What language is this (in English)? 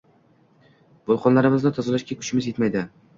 Uzbek